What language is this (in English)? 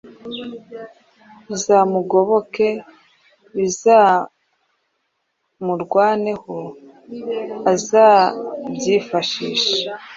Kinyarwanda